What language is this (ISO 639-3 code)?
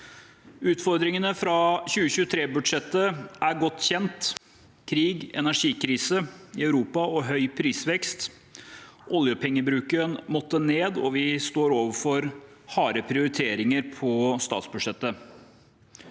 nor